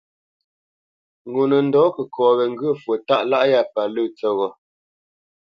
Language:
Bamenyam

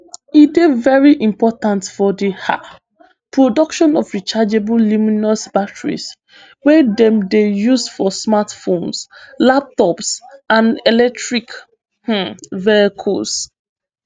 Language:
Nigerian Pidgin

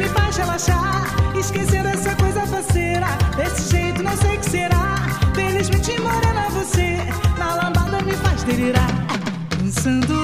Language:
Portuguese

